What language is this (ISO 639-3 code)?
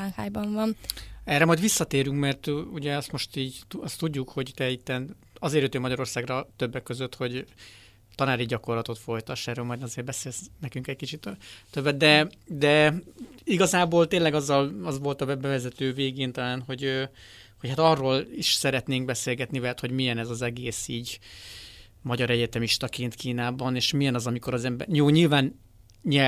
hun